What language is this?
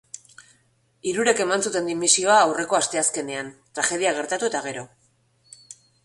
Basque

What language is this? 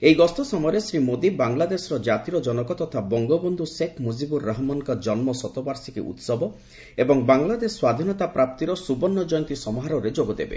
Odia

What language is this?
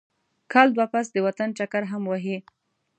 Pashto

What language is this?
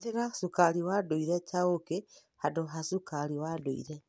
Kikuyu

